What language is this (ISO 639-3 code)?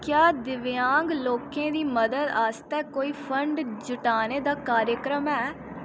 doi